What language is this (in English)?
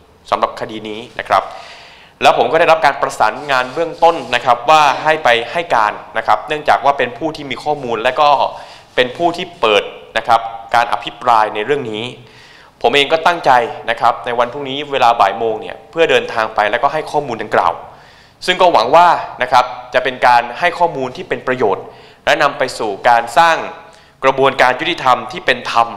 Thai